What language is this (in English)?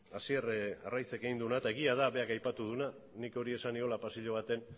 Basque